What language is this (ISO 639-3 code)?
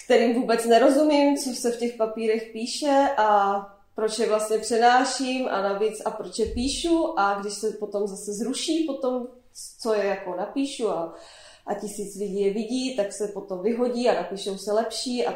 ces